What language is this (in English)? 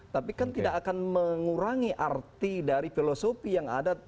Indonesian